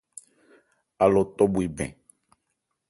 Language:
Ebrié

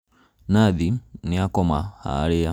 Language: Kikuyu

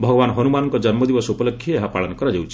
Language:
Odia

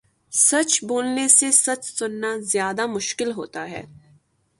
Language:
Urdu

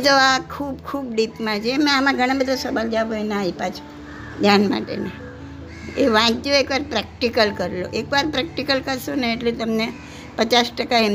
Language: Gujarati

